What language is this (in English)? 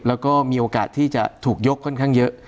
Thai